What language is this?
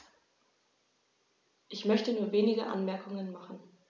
German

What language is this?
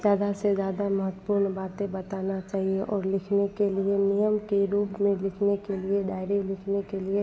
Hindi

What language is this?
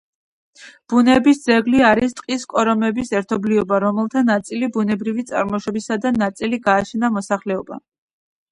Georgian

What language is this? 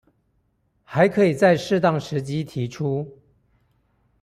Chinese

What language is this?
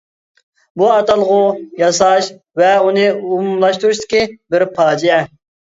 Uyghur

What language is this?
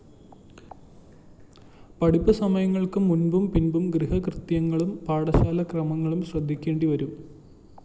Malayalam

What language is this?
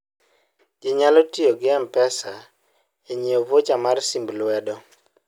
Luo (Kenya and Tanzania)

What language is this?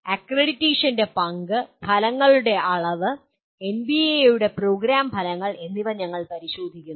Malayalam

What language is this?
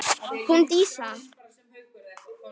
Icelandic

